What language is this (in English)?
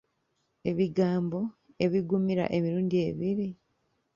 Ganda